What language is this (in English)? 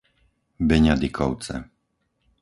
Slovak